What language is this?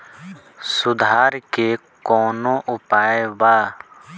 Bhojpuri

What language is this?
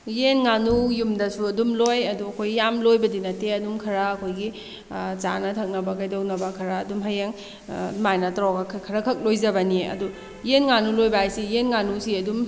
Manipuri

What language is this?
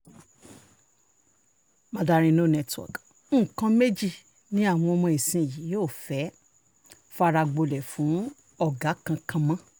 Yoruba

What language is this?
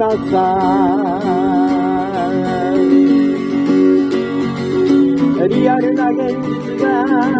Thai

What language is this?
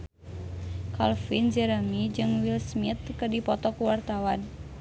Sundanese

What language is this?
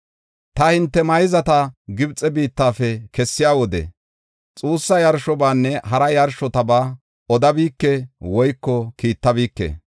Gofa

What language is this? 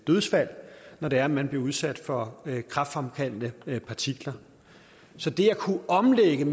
Danish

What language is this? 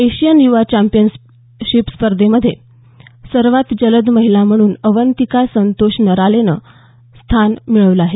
Marathi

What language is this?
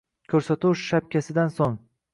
Uzbek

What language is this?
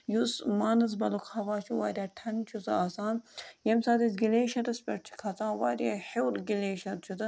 Kashmiri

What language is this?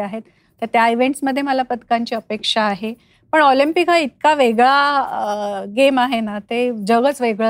Marathi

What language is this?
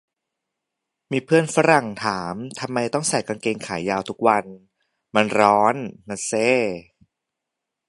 Thai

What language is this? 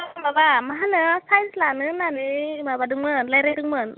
Bodo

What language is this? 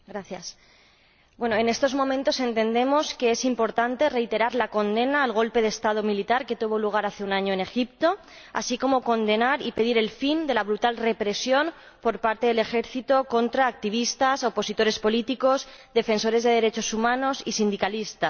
Spanish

